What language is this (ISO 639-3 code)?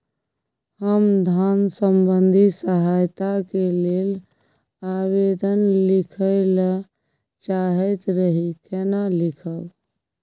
mai